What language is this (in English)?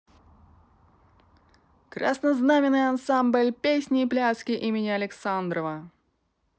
Russian